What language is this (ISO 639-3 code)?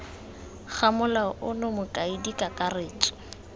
tsn